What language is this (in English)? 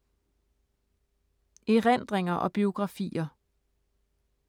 Danish